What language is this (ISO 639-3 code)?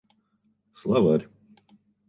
rus